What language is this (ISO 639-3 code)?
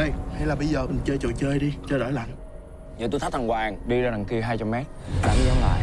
vie